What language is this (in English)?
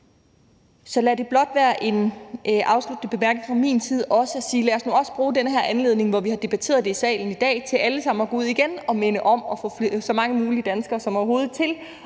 Danish